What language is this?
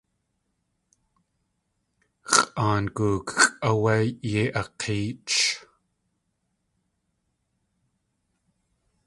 Tlingit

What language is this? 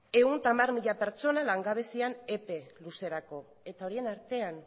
Basque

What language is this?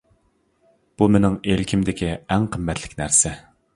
Uyghur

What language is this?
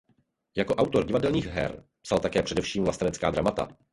Czech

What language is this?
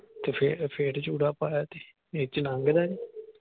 Punjabi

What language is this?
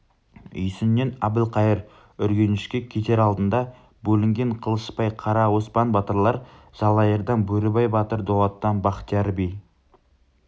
Kazakh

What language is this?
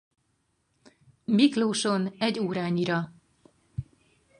Hungarian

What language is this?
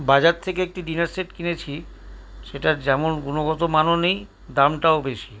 Bangla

